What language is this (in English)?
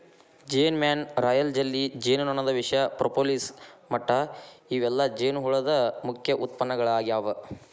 Kannada